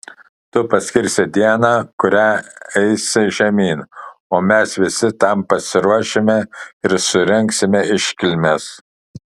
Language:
Lithuanian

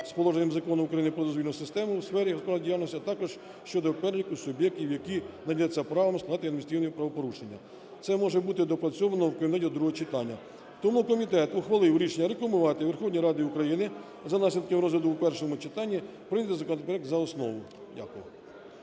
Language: Ukrainian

